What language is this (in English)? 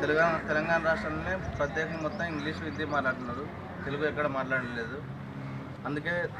Telugu